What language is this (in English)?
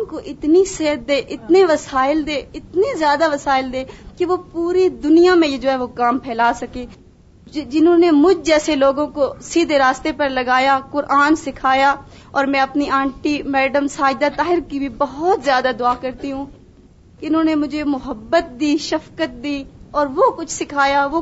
Urdu